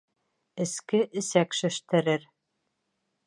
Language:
Bashkir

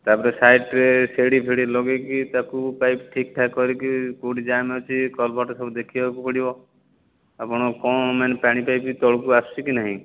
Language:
Odia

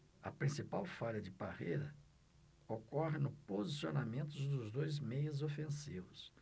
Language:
Portuguese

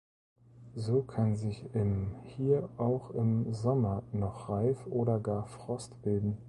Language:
German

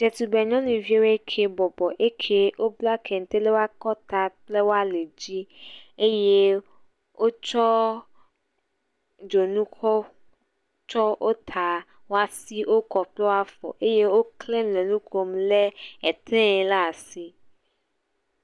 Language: Ewe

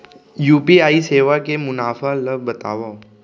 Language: Chhattisgarhi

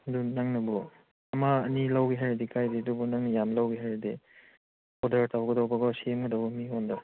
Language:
Manipuri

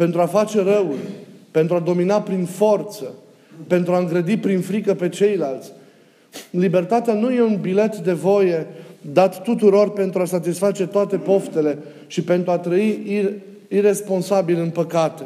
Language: Romanian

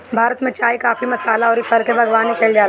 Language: Bhojpuri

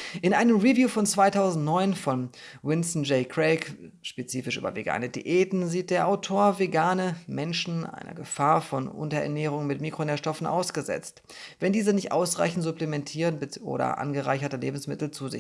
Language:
German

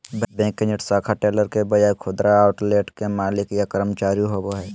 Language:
Magahi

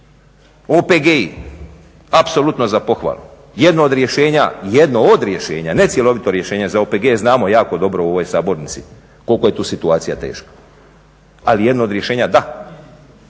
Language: Croatian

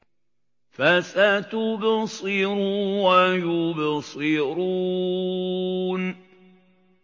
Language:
Arabic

